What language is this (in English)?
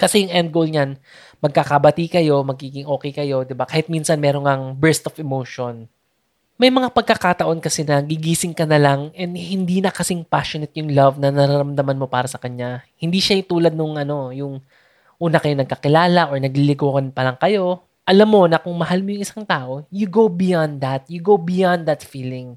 Filipino